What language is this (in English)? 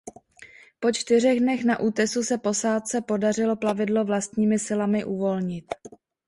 Czech